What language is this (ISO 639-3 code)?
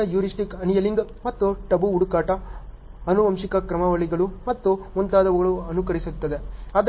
kan